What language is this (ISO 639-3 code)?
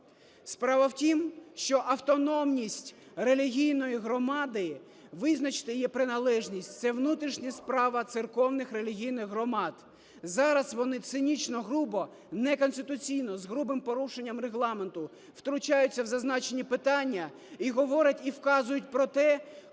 ukr